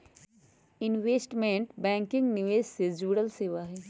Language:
Magahi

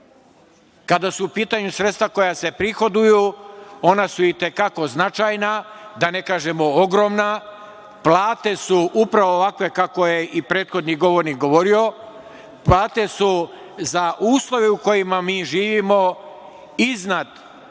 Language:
Serbian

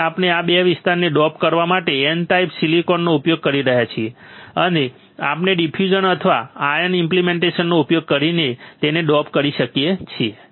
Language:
Gujarati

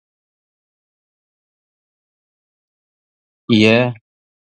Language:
Tatar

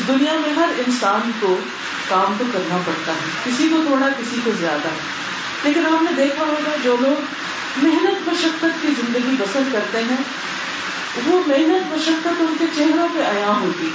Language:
Urdu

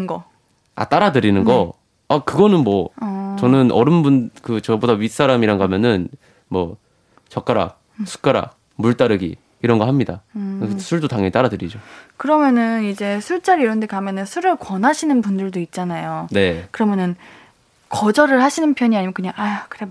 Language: Korean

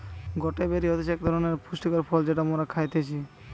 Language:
Bangla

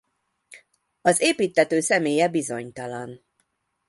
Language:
Hungarian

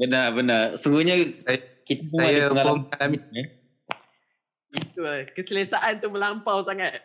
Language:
Malay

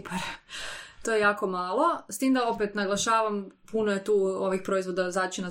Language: Croatian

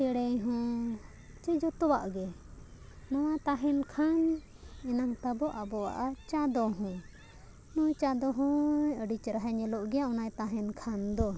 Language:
Santali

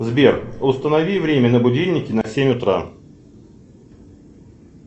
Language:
Russian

